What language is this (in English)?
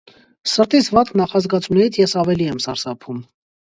Armenian